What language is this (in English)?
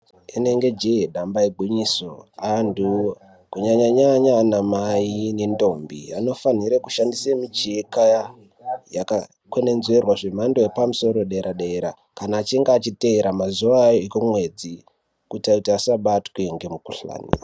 Ndau